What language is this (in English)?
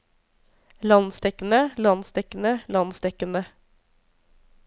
Norwegian